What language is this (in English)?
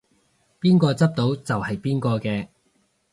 Cantonese